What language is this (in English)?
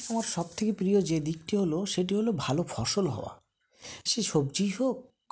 Bangla